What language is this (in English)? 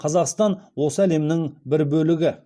Kazakh